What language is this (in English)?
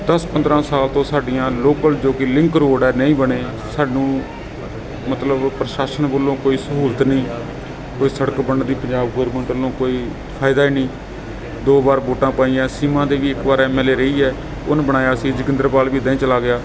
Punjabi